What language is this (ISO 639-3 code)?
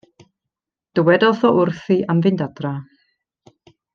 cym